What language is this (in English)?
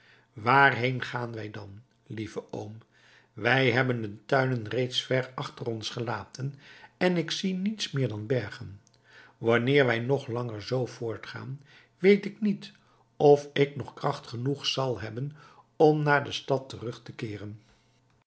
Dutch